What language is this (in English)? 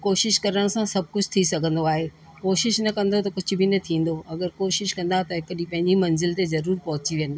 Sindhi